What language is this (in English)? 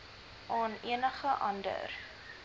Afrikaans